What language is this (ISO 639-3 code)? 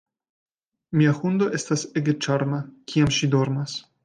epo